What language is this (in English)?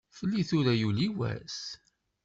Kabyle